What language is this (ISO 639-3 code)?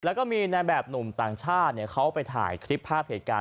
tha